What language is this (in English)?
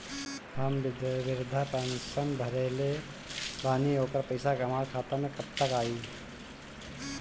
Bhojpuri